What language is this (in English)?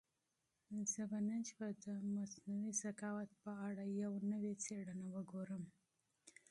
Pashto